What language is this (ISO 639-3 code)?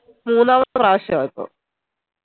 mal